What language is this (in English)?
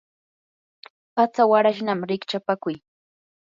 Yanahuanca Pasco Quechua